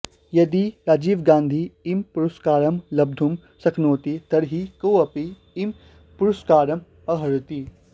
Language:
Sanskrit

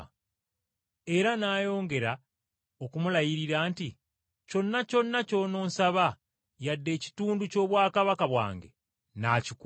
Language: Ganda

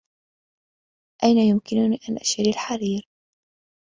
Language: Arabic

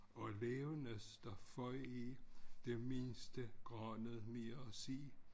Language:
Danish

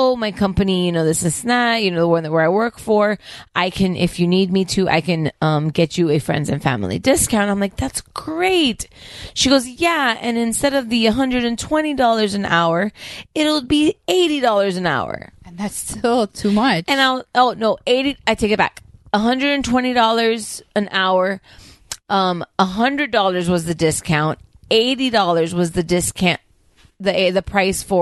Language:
English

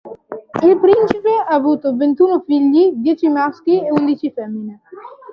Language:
Italian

